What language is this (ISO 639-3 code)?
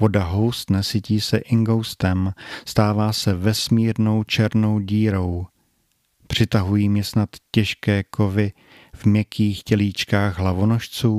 ces